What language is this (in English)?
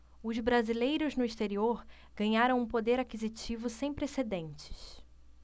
Portuguese